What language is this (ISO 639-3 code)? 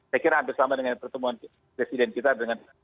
ind